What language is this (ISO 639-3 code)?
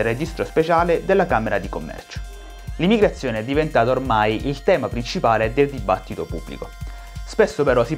ita